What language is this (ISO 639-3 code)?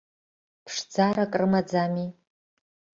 abk